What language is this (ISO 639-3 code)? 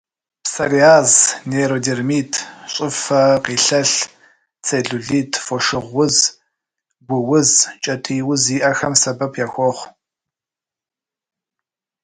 kbd